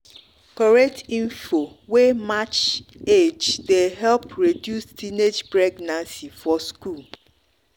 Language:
Nigerian Pidgin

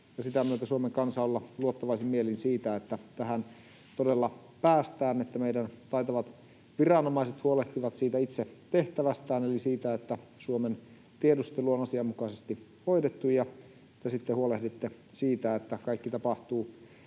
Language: Finnish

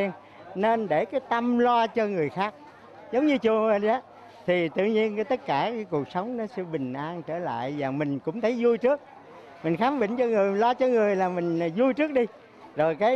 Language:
Vietnamese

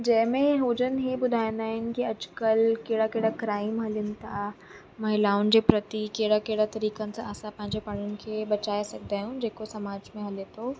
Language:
Sindhi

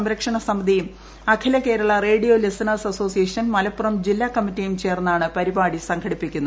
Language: Malayalam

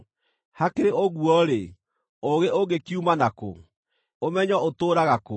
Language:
Kikuyu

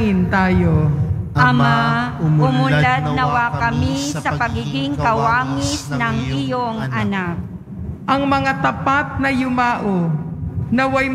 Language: Filipino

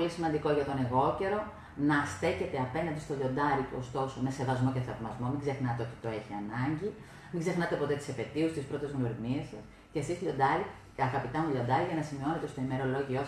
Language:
Greek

